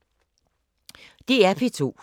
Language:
Danish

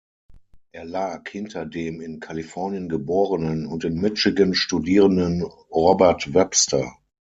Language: German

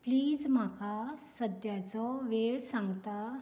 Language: Konkani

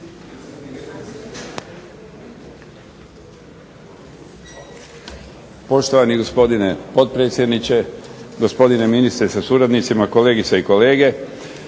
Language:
Croatian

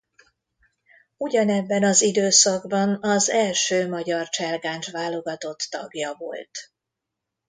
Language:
Hungarian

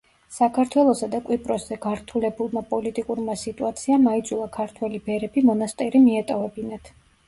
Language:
Georgian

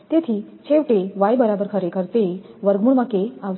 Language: Gujarati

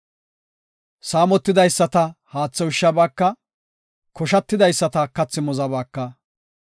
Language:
Gofa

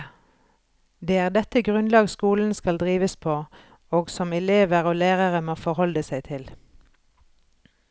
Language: Norwegian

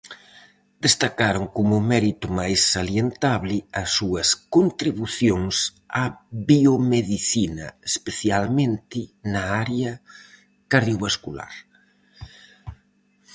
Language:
Galician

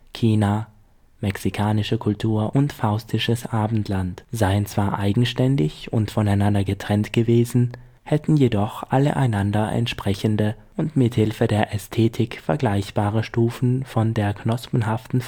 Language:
German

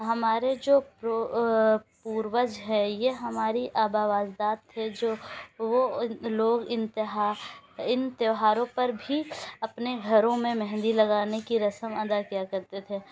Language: Urdu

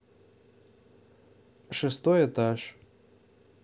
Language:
Russian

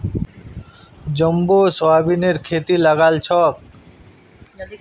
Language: Magahi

